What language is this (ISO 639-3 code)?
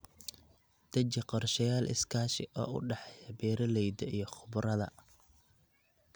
som